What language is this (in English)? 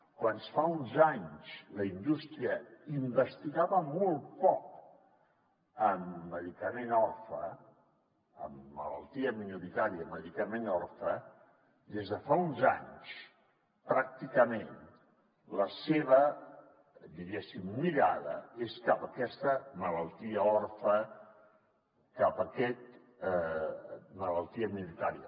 Catalan